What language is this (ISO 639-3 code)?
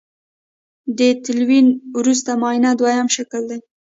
pus